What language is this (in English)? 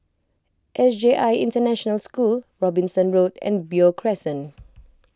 English